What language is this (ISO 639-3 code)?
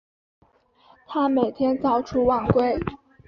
zho